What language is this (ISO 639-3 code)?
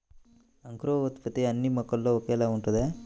tel